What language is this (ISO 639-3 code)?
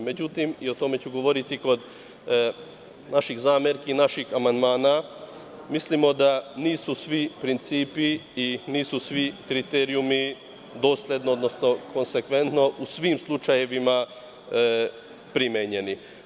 srp